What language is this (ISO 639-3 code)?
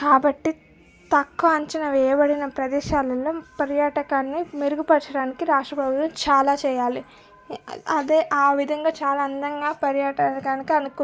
tel